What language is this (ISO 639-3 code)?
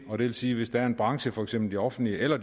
dan